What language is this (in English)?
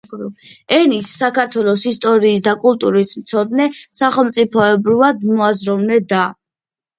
Georgian